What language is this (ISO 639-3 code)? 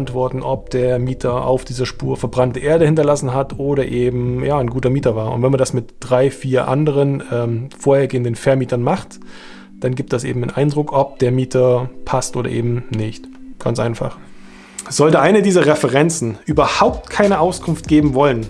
deu